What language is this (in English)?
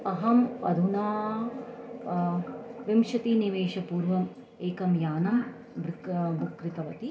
Sanskrit